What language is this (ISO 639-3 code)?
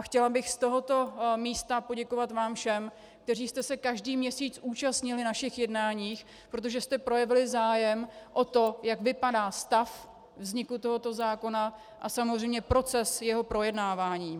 ces